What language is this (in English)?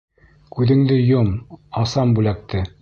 Bashkir